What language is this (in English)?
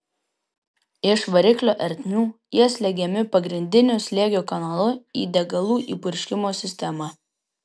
Lithuanian